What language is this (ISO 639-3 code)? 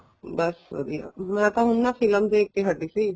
pan